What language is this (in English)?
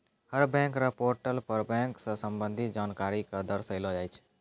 Maithili